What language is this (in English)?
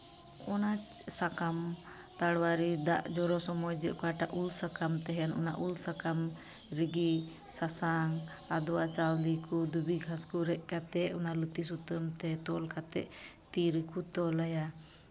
Santali